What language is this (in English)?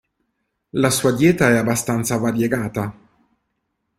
Italian